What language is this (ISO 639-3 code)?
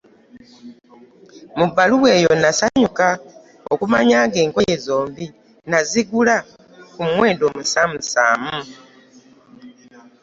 lug